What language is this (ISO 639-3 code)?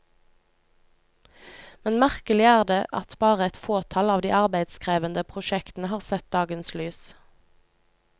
nor